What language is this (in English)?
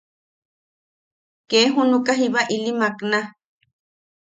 Yaqui